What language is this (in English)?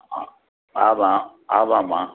Tamil